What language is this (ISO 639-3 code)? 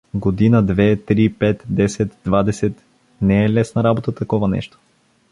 bul